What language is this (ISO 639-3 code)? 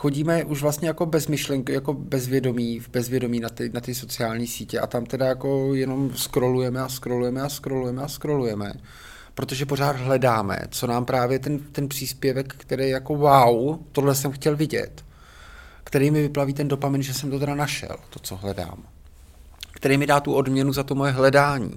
ces